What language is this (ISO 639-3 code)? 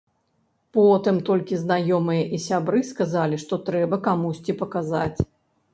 bel